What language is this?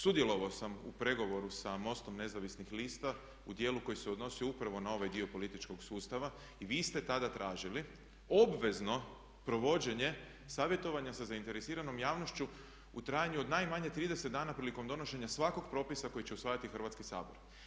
Croatian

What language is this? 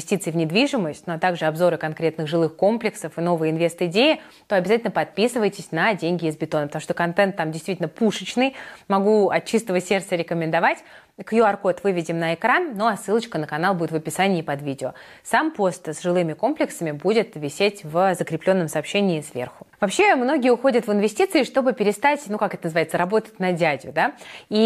Russian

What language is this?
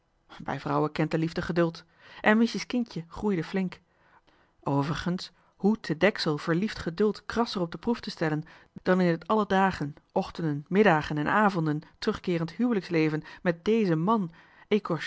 Dutch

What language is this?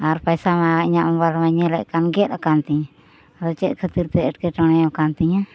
Santali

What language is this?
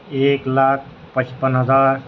Urdu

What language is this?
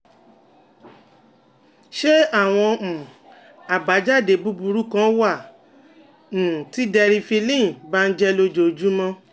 Yoruba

